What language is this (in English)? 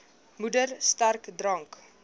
Afrikaans